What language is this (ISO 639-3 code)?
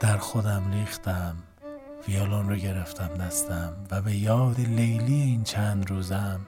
fas